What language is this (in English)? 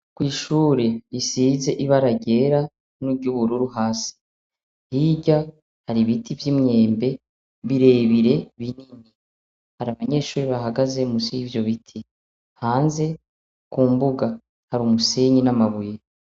Rundi